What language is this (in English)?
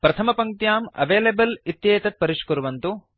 Sanskrit